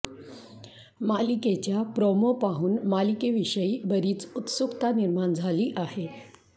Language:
Marathi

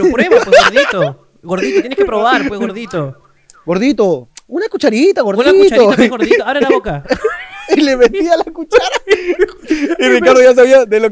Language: Spanish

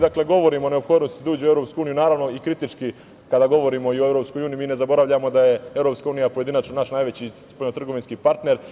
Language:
Serbian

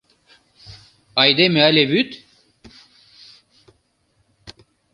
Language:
Mari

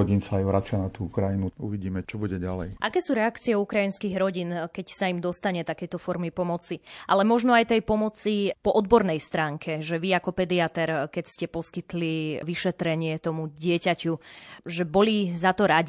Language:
Slovak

